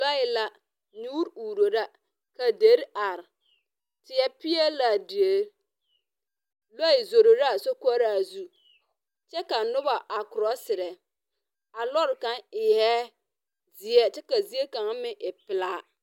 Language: Southern Dagaare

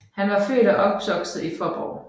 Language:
Danish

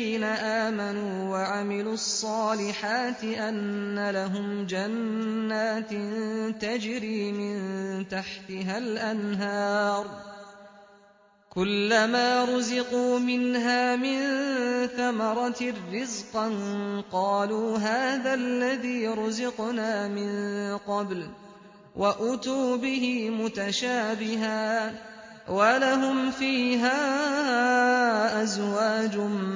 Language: Arabic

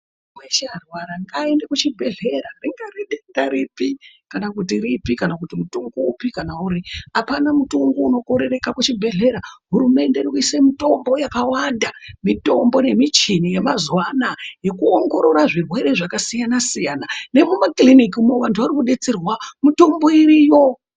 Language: Ndau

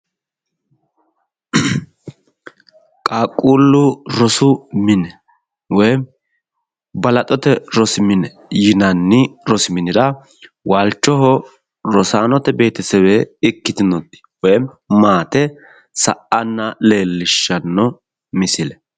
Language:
Sidamo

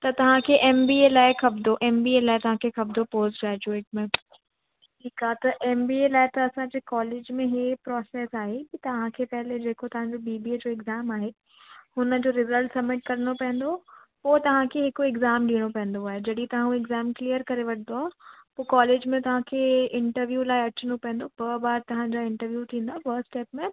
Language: Sindhi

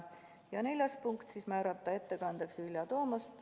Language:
Estonian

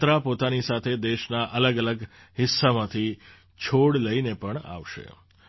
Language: Gujarati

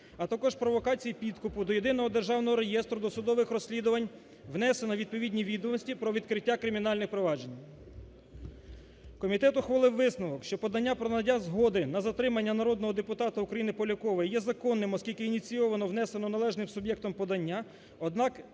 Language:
Ukrainian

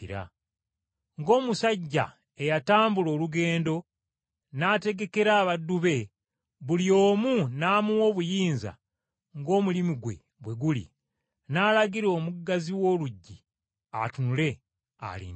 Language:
Ganda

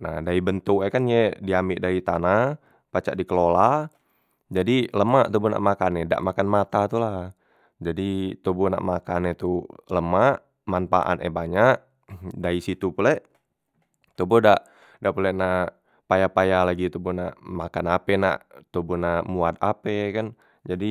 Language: Musi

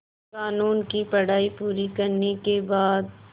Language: Hindi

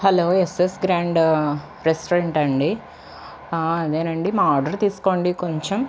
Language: Telugu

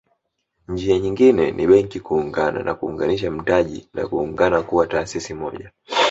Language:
Swahili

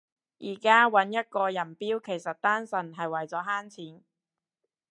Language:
Cantonese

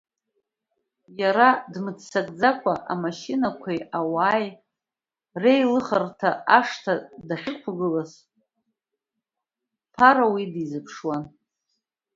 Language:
Abkhazian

